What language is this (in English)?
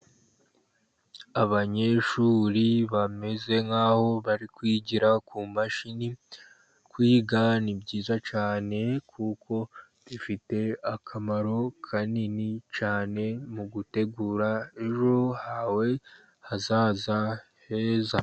Kinyarwanda